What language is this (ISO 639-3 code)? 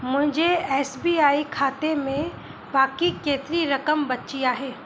snd